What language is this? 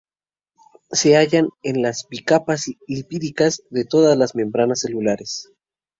Spanish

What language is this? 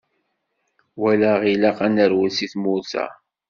Kabyle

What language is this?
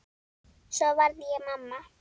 Icelandic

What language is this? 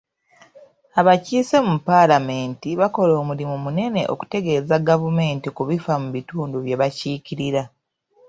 Ganda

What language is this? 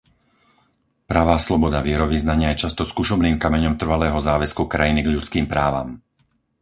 Slovak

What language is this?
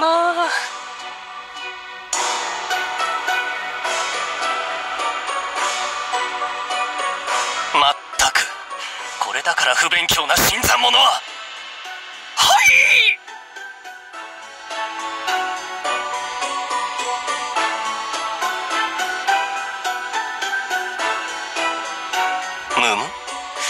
Japanese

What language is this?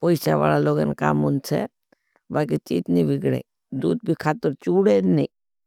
Bhili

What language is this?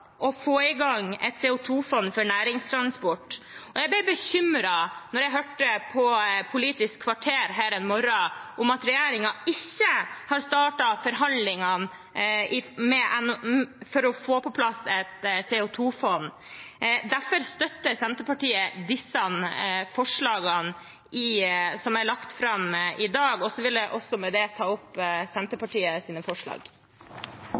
Norwegian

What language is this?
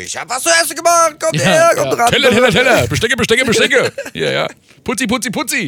German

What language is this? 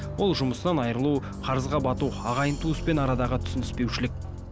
Kazakh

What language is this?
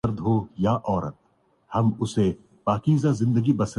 Urdu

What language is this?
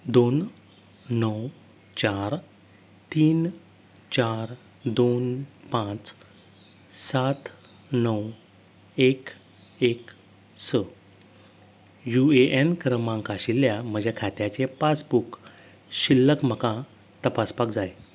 Konkani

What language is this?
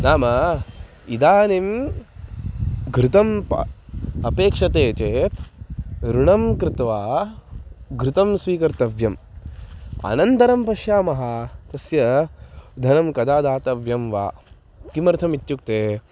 Sanskrit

